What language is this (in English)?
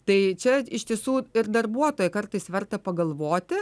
Lithuanian